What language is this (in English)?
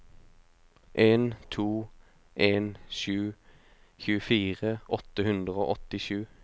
Norwegian